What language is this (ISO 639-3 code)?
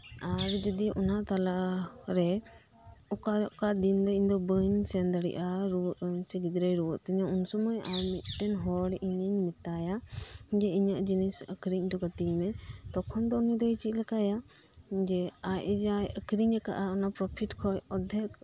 sat